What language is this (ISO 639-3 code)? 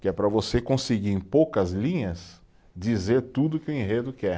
por